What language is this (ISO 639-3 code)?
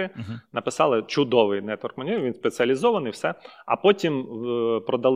ukr